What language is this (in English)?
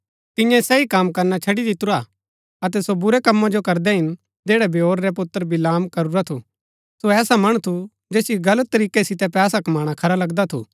Gaddi